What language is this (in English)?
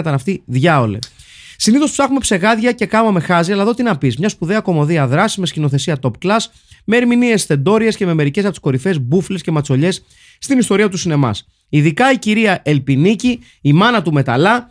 Greek